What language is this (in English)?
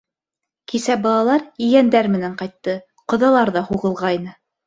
Bashkir